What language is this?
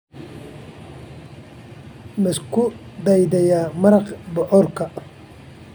Somali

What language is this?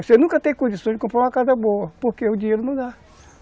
Portuguese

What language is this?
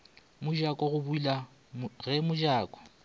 Northern Sotho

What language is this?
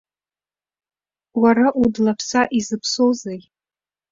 Abkhazian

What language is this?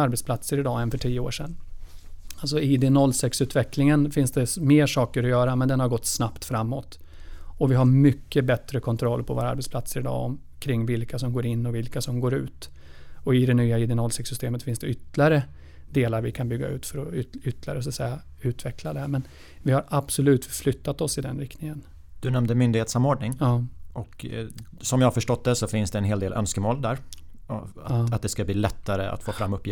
Swedish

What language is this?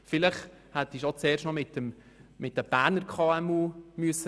Swiss German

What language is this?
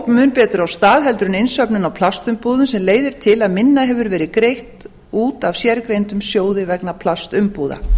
Icelandic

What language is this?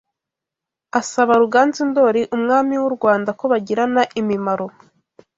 Kinyarwanda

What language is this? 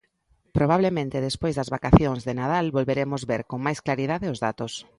Galician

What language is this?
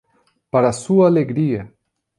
Portuguese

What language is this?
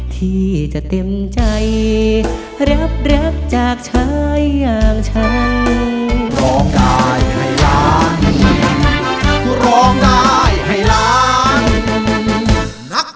Thai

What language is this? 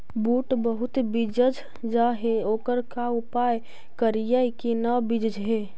Magahi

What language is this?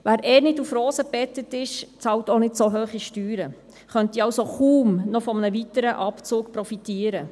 Swiss German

